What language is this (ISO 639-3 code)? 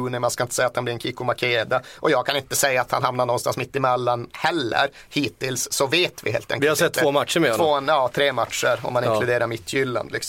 swe